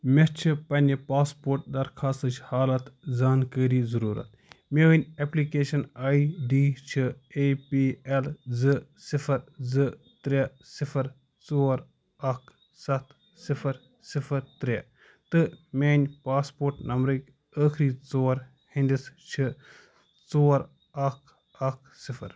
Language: Kashmiri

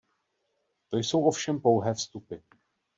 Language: Czech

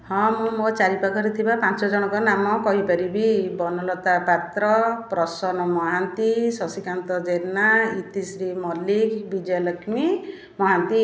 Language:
Odia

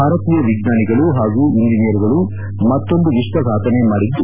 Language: Kannada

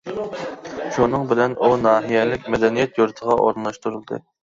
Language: Uyghur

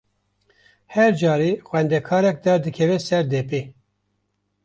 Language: Kurdish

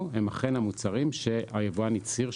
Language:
Hebrew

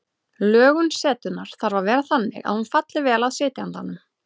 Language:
Icelandic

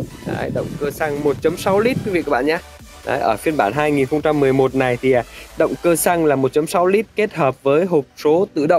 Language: Vietnamese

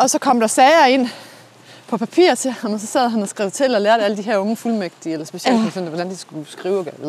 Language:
Danish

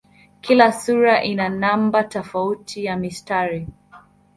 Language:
Swahili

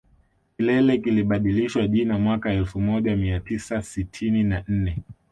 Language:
Swahili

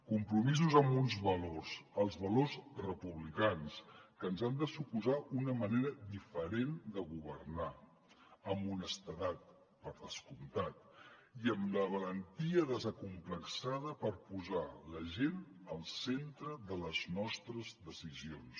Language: Catalan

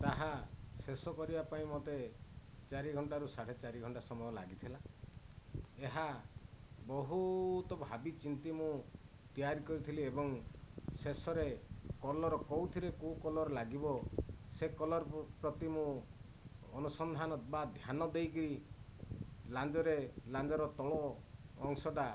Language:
Odia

